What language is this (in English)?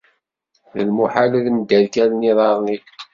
Kabyle